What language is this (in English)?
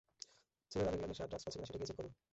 Bangla